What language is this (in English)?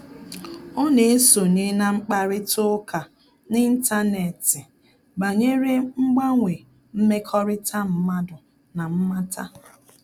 Igbo